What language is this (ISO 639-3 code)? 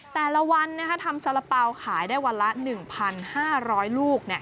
tha